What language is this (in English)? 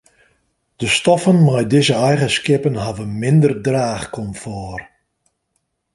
Western Frisian